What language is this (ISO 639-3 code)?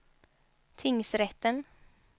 swe